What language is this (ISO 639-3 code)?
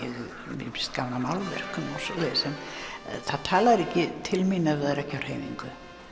isl